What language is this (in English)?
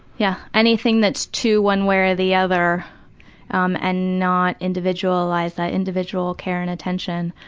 English